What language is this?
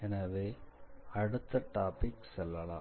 Tamil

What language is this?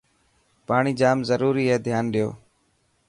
Dhatki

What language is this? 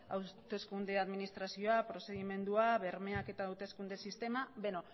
Basque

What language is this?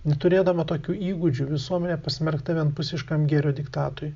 Lithuanian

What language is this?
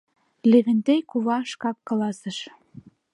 Mari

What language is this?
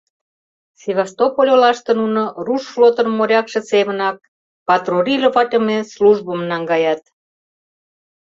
Mari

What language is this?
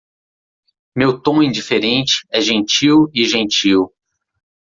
Portuguese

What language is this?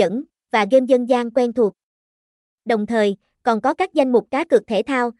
Vietnamese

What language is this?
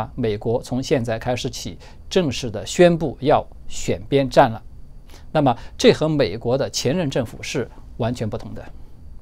Chinese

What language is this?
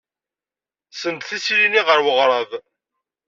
Kabyle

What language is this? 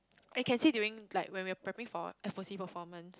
English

